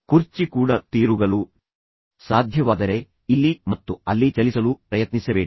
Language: Kannada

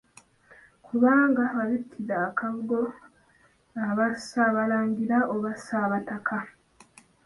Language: Ganda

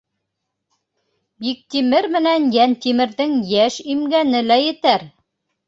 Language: Bashkir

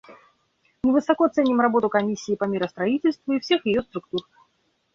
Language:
Russian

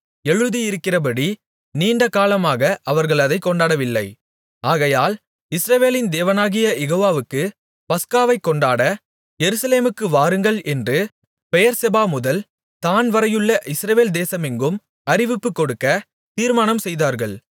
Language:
Tamil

